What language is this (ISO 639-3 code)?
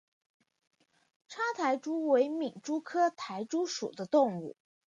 zho